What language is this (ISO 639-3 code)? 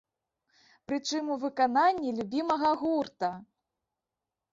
bel